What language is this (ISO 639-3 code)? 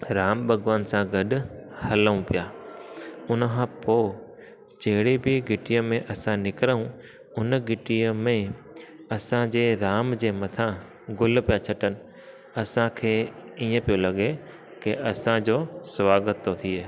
snd